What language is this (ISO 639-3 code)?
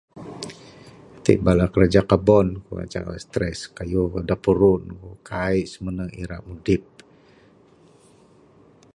sdo